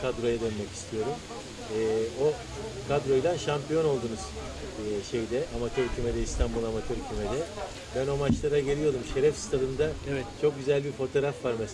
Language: Turkish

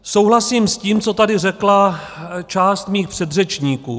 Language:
Czech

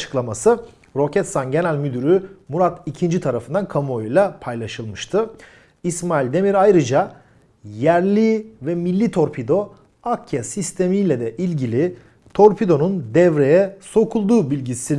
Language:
Turkish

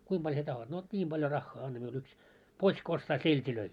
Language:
Finnish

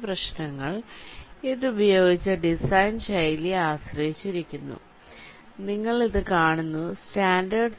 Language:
Malayalam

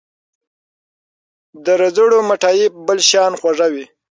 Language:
Pashto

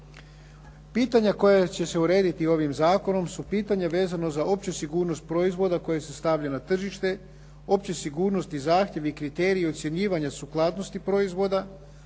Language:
Croatian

